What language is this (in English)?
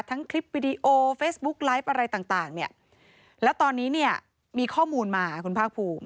Thai